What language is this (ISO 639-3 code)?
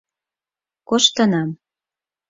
chm